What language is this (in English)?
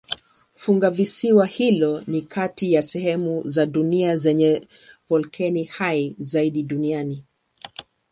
Swahili